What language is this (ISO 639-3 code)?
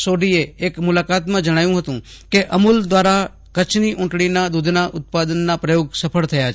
guj